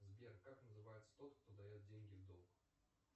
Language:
Russian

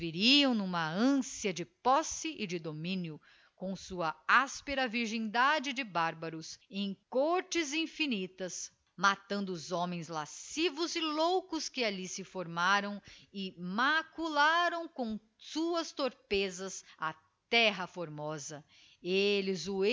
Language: Portuguese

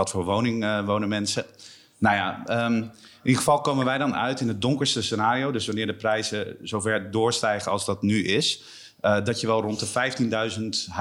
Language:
Dutch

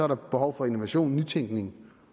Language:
Danish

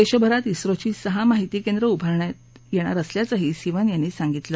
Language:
Marathi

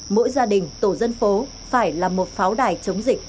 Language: Vietnamese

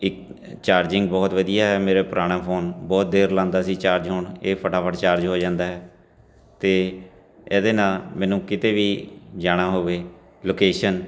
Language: Punjabi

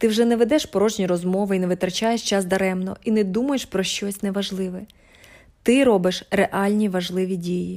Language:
Ukrainian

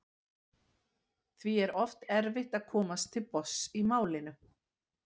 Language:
Icelandic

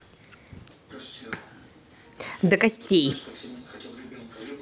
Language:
Russian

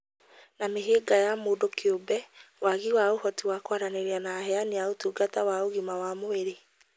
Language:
Kikuyu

